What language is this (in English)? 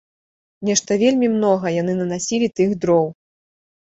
Belarusian